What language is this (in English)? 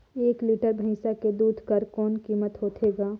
Chhattisgarhi